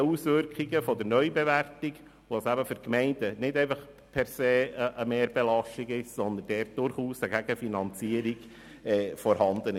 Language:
Swiss German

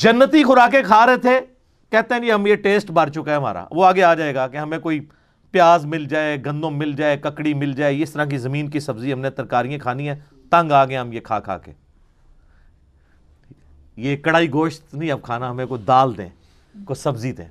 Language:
Urdu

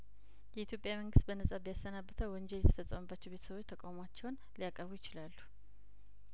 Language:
Amharic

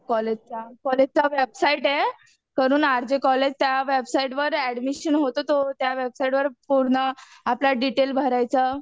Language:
Marathi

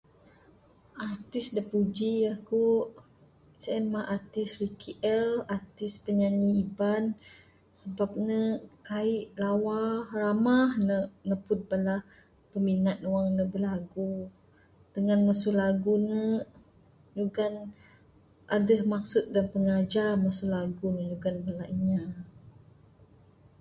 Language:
Bukar-Sadung Bidayuh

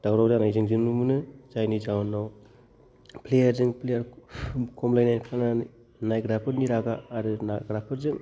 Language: Bodo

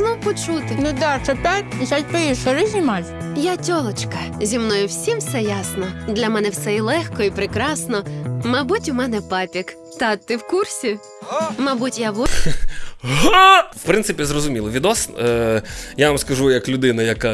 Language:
Ukrainian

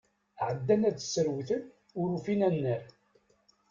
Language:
Kabyle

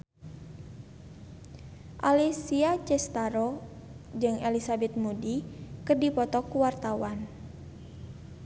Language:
Sundanese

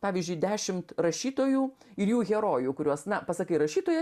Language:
Lithuanian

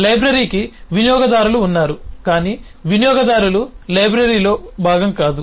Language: Telugu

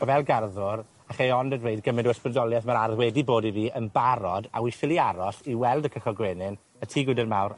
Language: Welsh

